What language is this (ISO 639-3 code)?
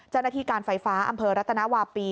tha